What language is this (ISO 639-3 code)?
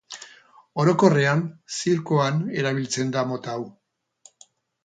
eus